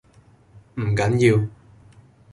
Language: Cantonese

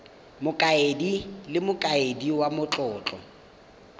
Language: Tswana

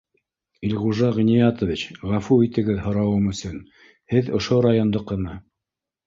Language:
Bashkir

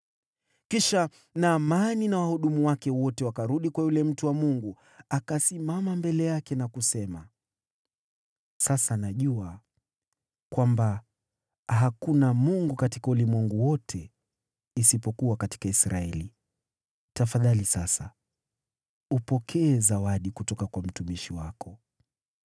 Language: Swahili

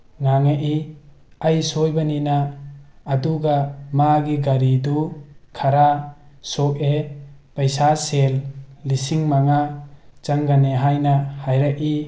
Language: Manipuri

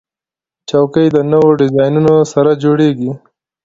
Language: Pashto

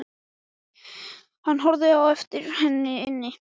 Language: Icelandic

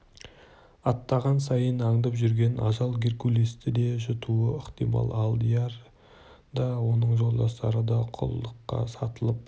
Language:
Kazakh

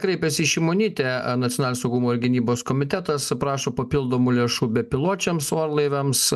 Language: Lithuanian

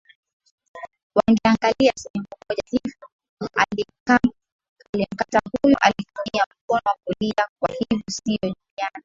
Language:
Swahili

